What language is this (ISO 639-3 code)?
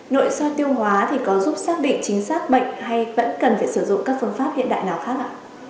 vie